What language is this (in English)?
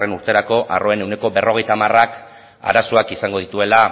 Basque